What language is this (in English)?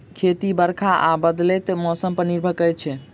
Maithili